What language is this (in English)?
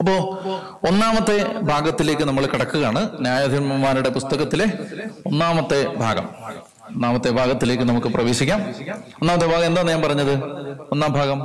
Malayalam